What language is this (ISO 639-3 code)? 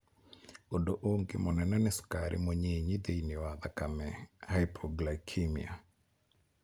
kik